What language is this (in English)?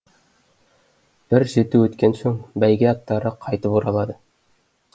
Kazakh